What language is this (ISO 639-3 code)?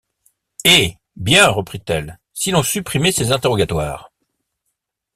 fra